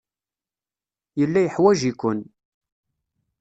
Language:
Kabyle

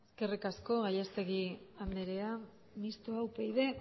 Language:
Basque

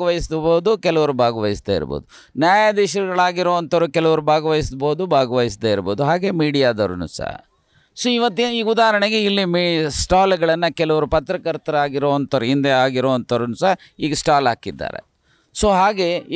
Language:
Kannada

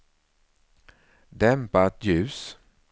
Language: Swedish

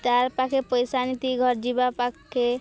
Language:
Odia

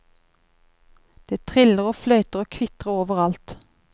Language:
Norwegian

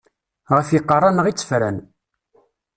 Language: Kabyle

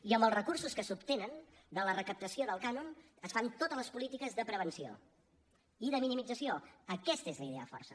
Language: Catalan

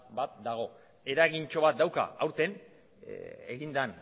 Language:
Basque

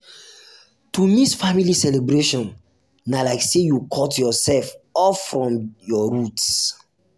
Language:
Nigerian Pidgin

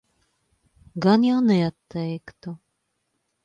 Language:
Latvian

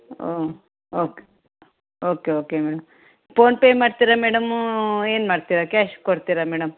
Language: Kannada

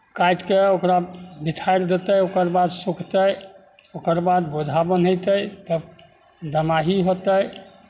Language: Maithili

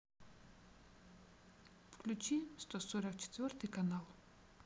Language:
Russian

